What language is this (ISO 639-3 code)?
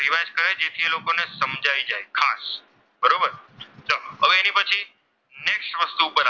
guj